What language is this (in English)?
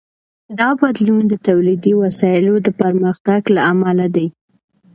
Pashto